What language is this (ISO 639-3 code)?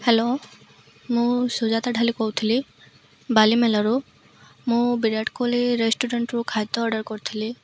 ori